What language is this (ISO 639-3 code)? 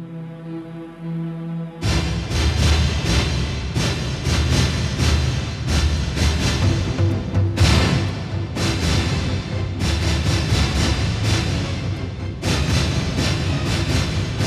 hin